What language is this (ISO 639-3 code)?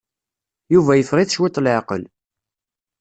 kab